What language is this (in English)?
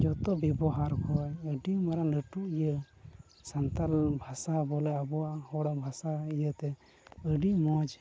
Santali